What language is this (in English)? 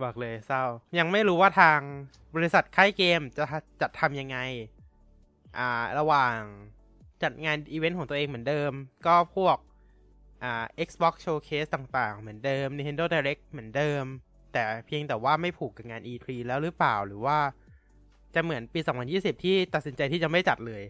Thai